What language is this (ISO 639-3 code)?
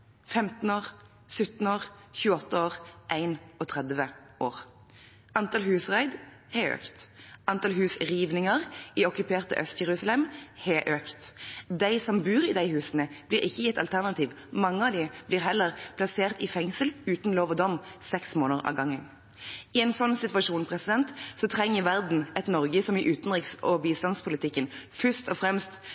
nob